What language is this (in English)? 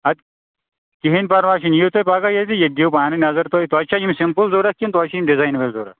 Kashmiri